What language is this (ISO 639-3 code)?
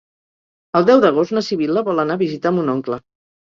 cat